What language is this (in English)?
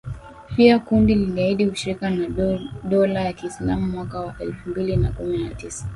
Swahili